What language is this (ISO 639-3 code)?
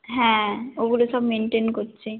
ben